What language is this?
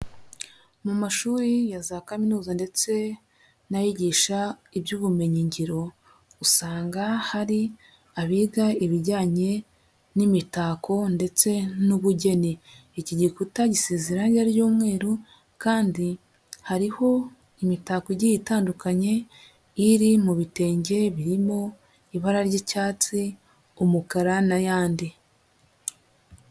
Kinyarwanda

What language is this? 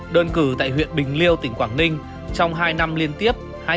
Vietnamese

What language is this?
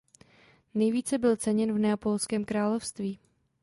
Czech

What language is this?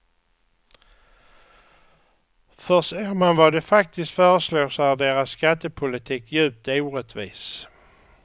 Swedish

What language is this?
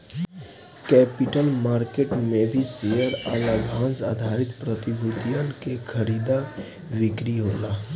Bhojpuri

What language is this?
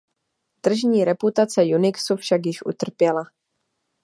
Czech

